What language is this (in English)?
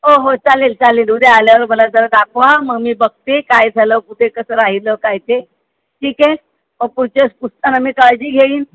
Marathi